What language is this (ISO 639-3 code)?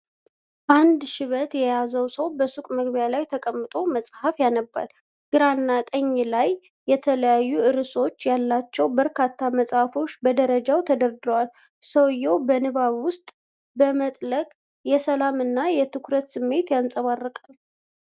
amh